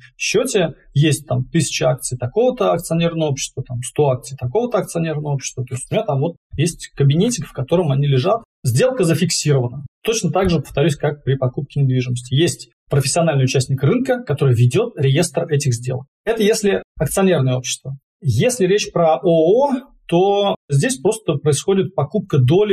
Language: Russian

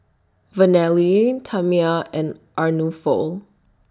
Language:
English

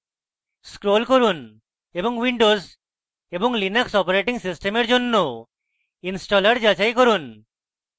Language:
Bangla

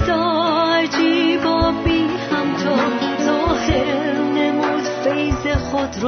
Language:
Persian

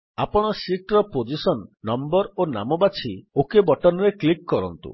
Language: Odia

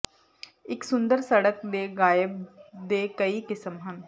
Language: Punjabi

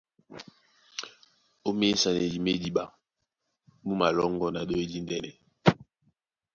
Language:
Duala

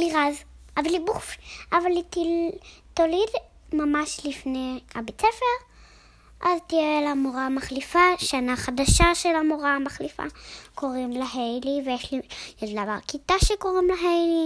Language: Hebrew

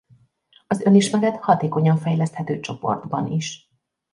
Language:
Hungarian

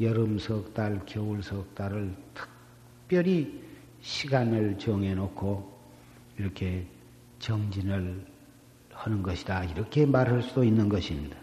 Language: Korean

